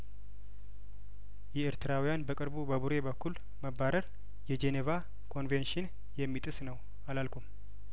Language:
Amharic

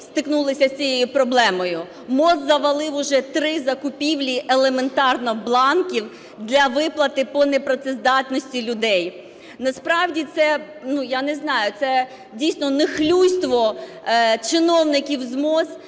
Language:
Ukrainian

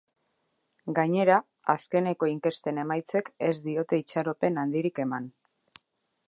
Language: Basque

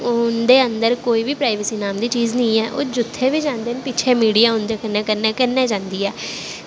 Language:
Dogri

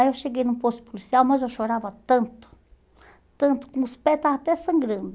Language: Portuguese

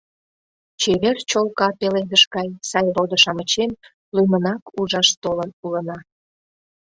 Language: Mari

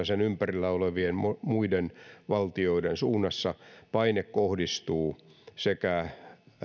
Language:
Finnish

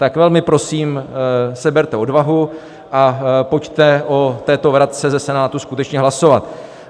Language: Czech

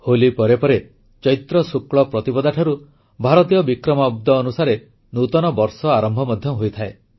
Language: Odia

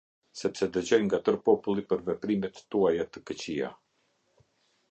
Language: Albanian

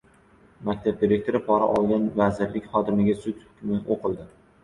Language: Uzbek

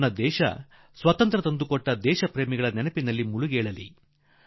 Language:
Kannada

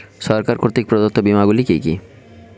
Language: Bangla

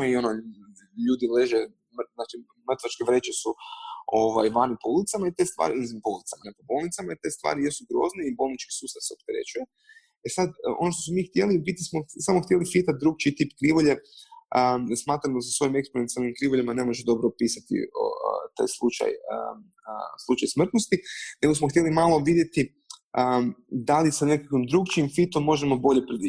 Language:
Croatian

